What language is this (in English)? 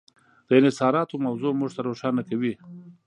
Pashto